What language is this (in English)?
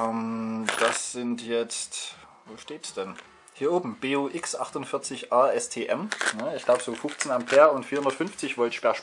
German